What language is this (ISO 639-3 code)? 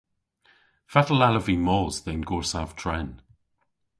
cor